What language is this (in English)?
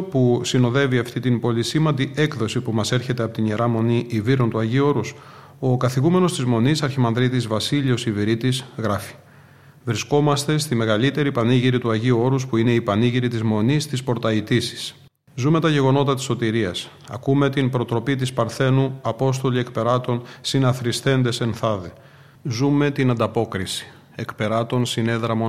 Greek